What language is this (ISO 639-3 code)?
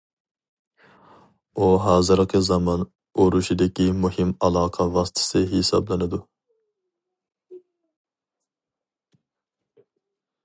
uig